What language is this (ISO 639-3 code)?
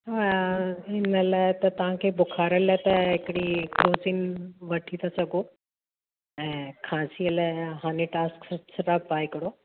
snd